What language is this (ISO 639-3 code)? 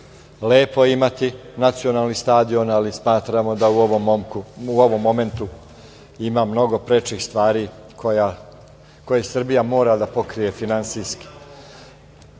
srp